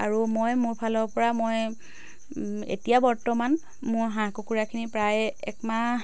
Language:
Assamese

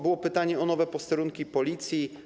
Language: Polish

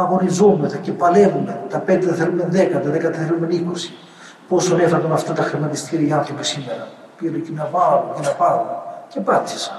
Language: Greek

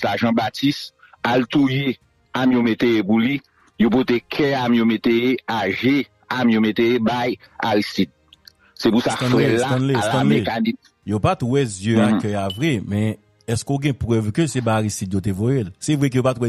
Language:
French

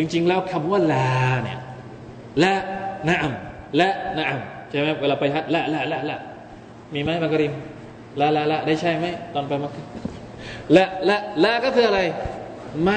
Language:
Thai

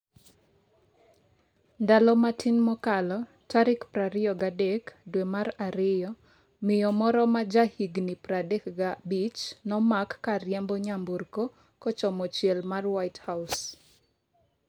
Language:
Luo (Kenya and Tanzania)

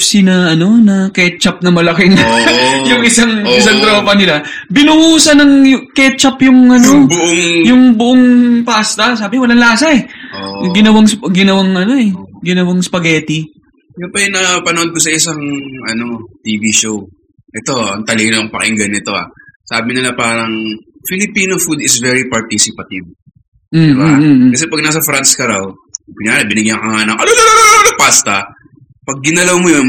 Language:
Filipino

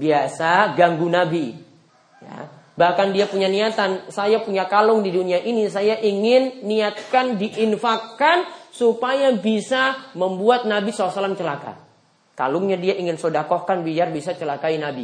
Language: Indonesian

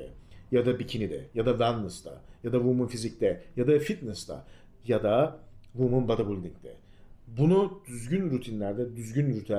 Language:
Turkish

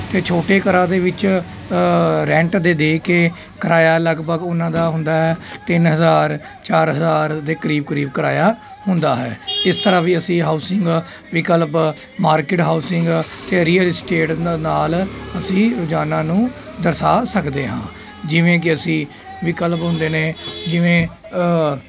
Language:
Punjabi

